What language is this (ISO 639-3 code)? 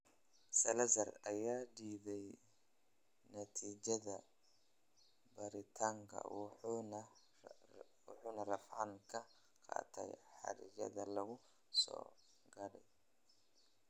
som